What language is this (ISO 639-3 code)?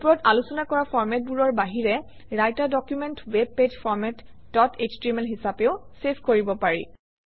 asm